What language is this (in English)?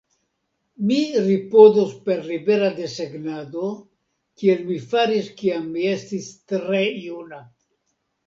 Esperanto